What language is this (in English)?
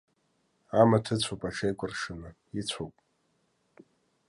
Abkhazian